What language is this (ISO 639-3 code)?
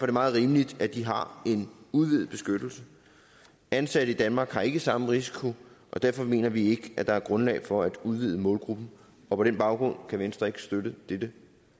dan